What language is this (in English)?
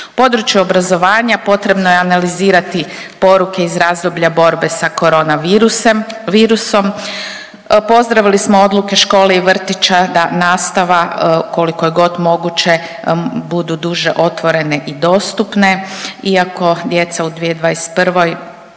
Croatian